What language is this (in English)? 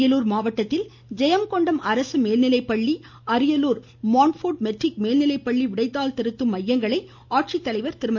Tamil